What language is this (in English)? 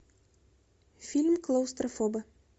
Russian